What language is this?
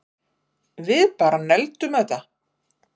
Icelandic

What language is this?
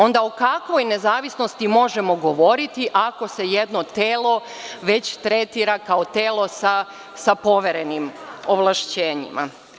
Serbian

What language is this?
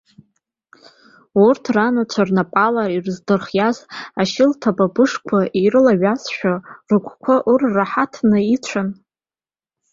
Abkhazian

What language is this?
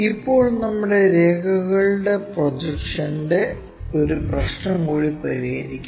Malayalam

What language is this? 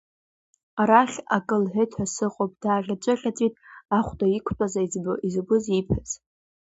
Abkhazian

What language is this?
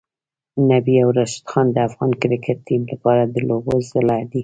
Pashto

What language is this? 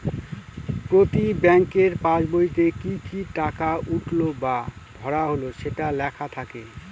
Bangla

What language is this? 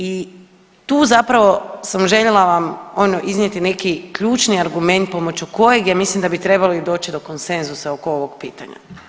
Croatian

